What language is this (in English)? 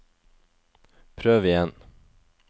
Norwegian